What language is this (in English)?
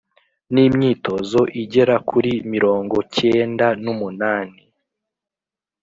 Kinyarwanda